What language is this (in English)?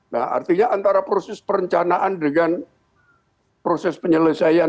Indonesian